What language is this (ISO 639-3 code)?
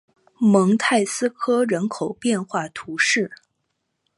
zho